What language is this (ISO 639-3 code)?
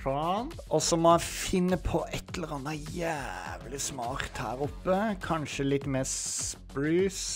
nor